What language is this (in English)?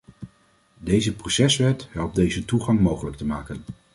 Dutch